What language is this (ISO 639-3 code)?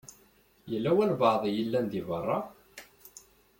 kab